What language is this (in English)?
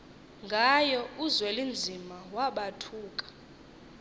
Xhosa